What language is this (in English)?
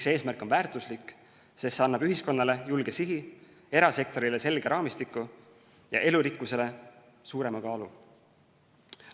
Estonian